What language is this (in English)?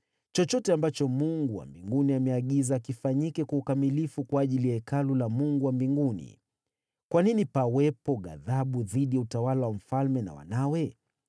Swahili